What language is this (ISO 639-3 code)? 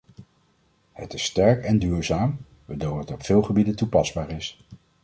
nld